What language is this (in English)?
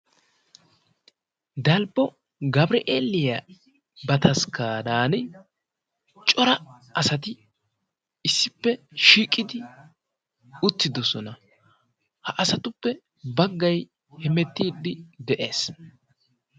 Wolaytta